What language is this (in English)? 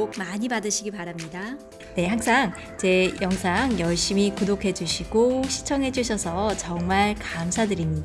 Korean